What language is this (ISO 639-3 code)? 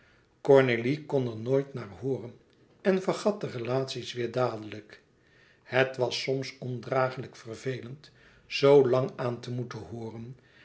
nld